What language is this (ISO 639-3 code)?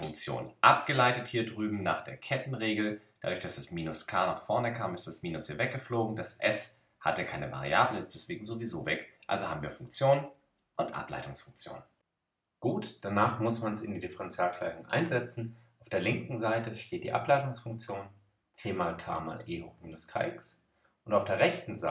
deu